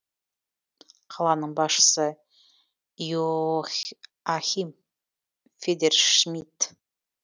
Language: Kazakh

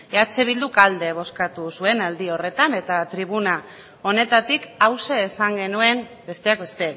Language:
Basque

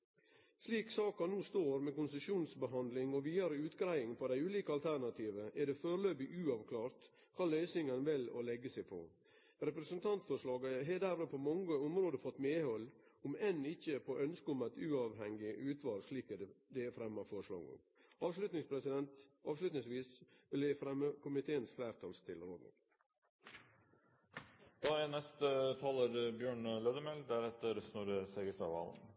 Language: Norwegian Nynorsk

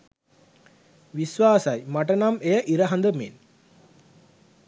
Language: Sinhala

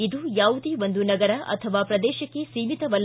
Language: Kannada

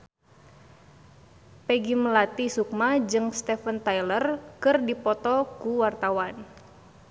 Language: Sundanese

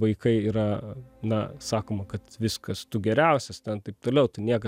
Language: Lithuanian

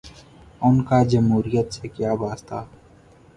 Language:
Urdu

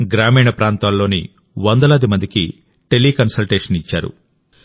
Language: Telugu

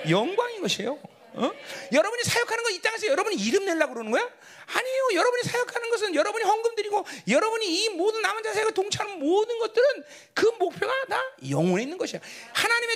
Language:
Korean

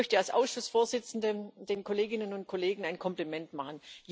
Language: German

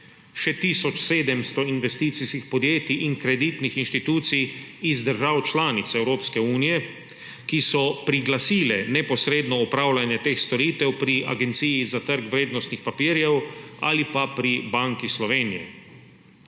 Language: Slovenian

